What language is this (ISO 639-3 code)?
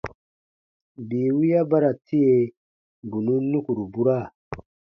bba